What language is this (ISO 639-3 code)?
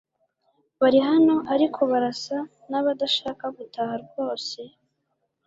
kin